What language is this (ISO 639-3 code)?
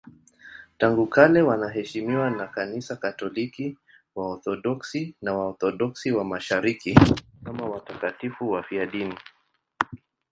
swa